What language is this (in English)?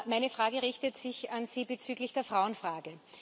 German